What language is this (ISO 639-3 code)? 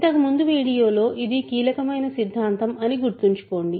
tel